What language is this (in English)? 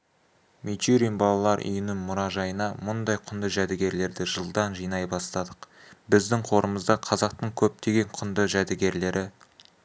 Kazakh